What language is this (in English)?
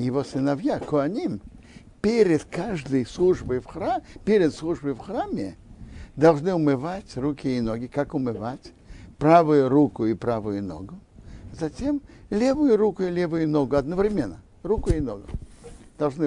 Russian